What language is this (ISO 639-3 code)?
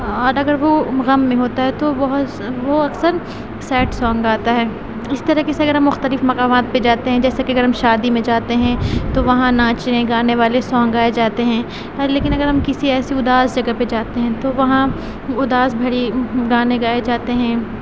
urd